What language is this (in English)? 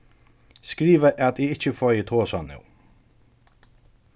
Faroese